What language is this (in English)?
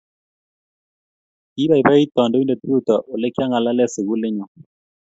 Kalenjin